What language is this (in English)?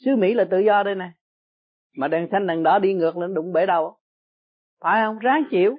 Vietnamese